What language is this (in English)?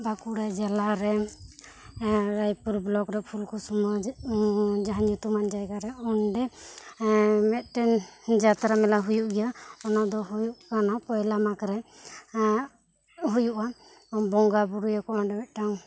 Santali